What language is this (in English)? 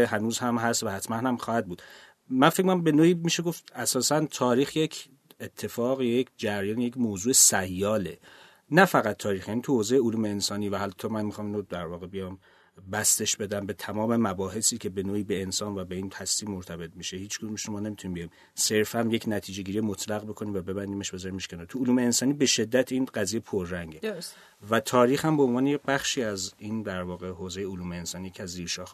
Persian